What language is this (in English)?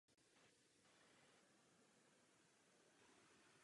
Czech